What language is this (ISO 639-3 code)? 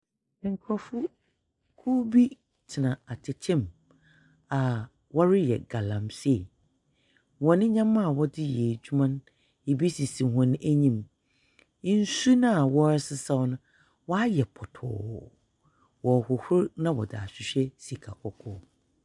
aka